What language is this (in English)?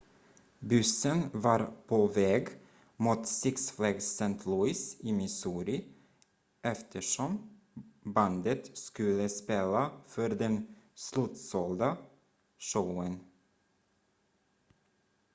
Swedish